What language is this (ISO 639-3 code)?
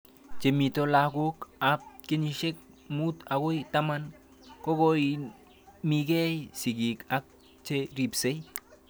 kln